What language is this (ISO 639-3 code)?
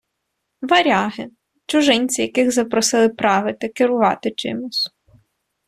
ukr